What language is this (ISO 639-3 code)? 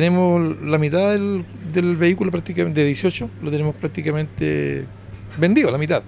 spa